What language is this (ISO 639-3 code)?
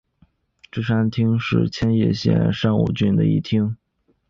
zho